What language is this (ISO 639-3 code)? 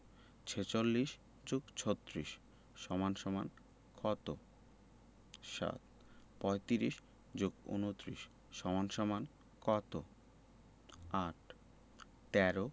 ben